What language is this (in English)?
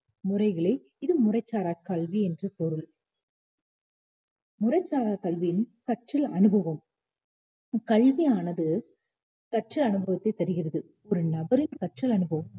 Tamil